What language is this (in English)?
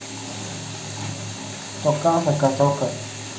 Russian